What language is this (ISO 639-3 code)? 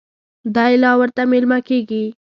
pus